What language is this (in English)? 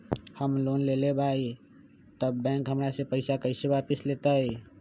Magahi